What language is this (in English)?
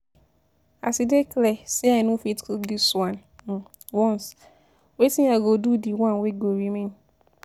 Nigerian Pidgin